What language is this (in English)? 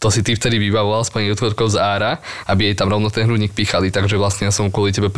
Slovak